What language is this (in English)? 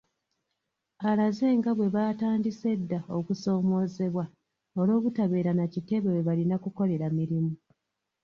Ganda